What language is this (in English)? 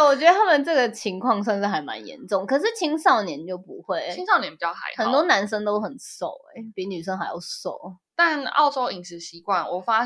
Chinese